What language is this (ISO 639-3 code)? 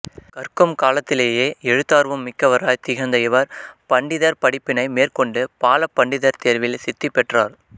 tam